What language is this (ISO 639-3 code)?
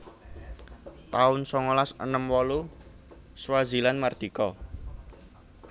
jav